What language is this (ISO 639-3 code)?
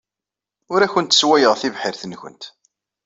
kab